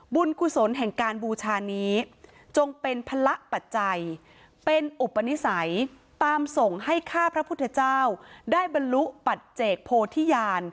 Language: Thai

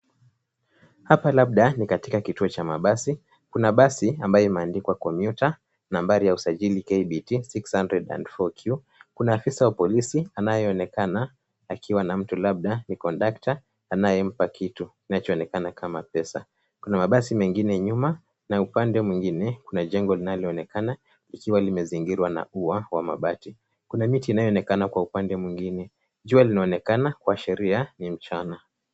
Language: Swahili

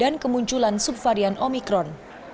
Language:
Indonesian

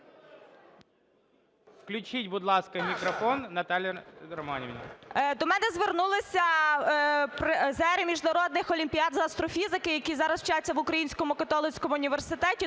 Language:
Ukrainian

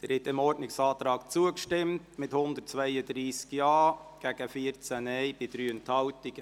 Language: Swiss German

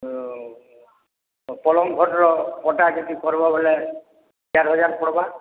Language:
Odia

